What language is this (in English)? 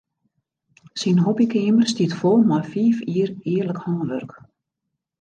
Western Frisian